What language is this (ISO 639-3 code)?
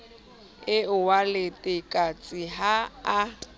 sot